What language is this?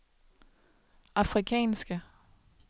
Danish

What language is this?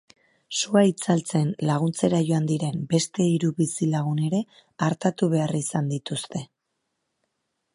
Basque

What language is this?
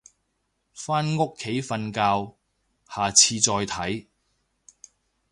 Cantonese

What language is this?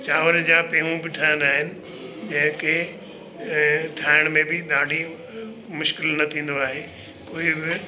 Sindhi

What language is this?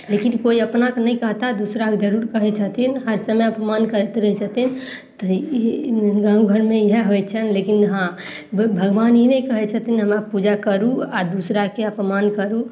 Maithili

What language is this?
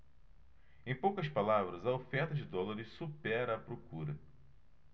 Portuguese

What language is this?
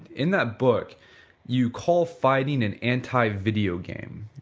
English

